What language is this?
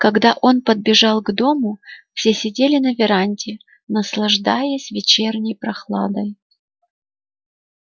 Russian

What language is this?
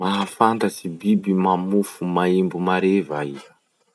Masikoro Malagasy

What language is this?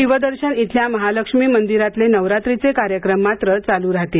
Marathi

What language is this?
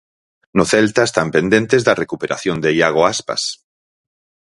Galician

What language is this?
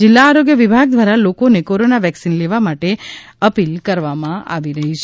Gujarati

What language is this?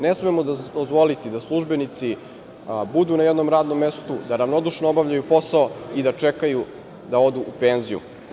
Serbian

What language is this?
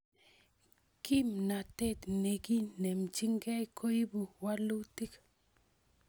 Kalenjin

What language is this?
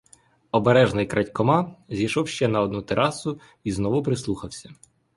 Ukrainian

